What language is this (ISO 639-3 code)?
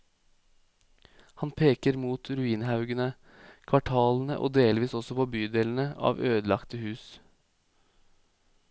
nor